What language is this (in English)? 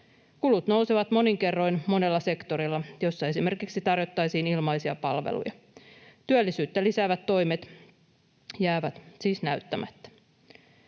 Finnish